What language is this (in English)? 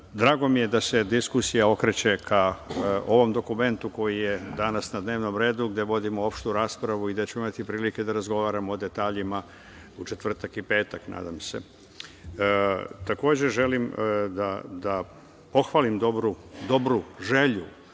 Serbian